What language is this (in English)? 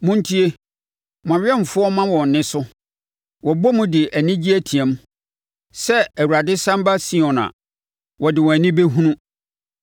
Akan